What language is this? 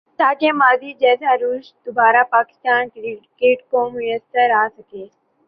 Urdu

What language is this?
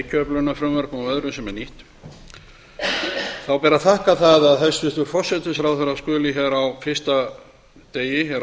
Icelandic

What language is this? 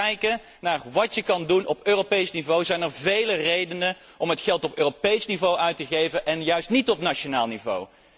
Dutch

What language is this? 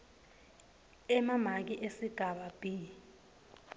Swati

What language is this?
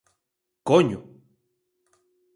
Galician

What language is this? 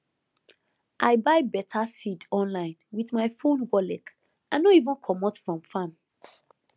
Nigerian Pidgin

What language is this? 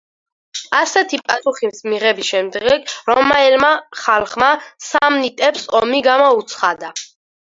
Georgian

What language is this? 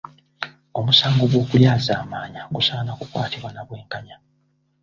Ganda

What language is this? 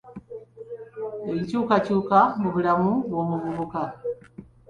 Ganda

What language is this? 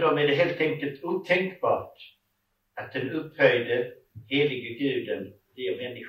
Swedish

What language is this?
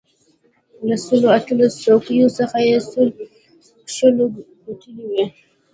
Pashto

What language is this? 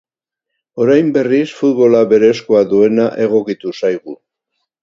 Basque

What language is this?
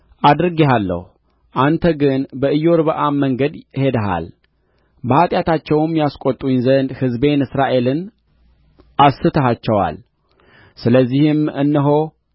Amharic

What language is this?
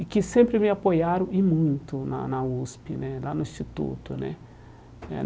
Portuguese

